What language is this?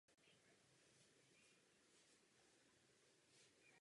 Czech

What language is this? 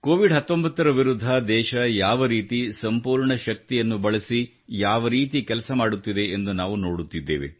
Kannada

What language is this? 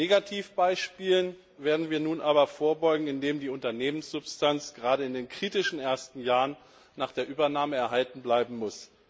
German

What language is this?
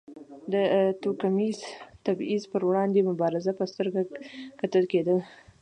Pashto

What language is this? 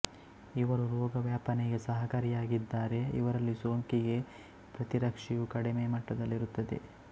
Kannada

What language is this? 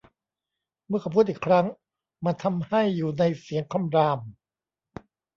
Thai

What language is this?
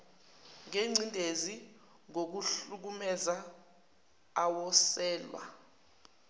Zulu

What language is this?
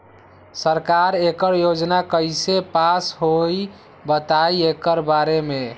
Magahi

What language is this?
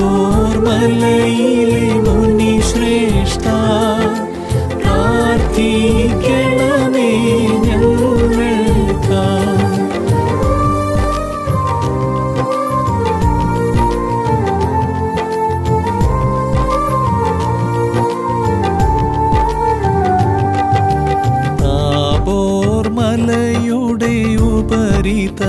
Malayalam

